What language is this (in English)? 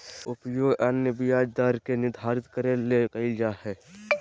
Magahi